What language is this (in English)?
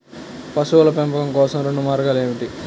Telugu